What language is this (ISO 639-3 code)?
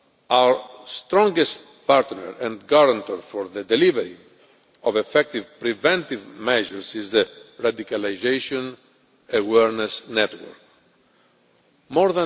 eng